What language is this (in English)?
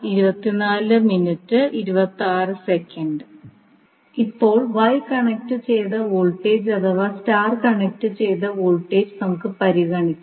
Malayalam